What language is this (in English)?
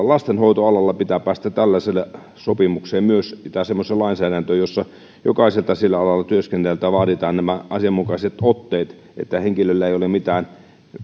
Finnish